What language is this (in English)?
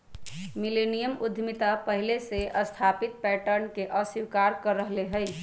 Magahi